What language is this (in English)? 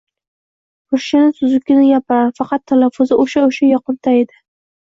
Uzbek